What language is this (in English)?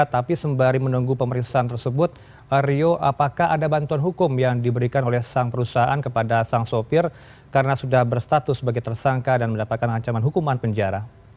Indonesian